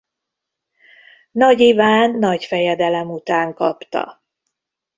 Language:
Hungarian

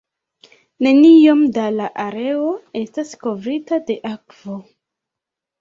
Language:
Esperanto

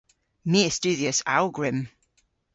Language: Cornish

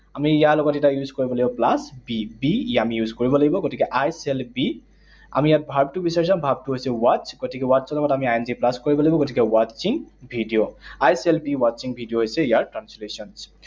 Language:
Assamese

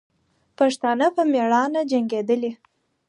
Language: Pashto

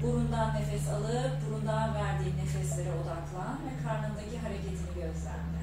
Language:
Turkish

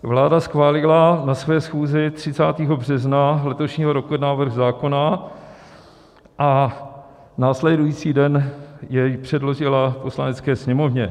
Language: Czech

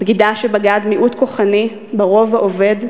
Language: Hebrew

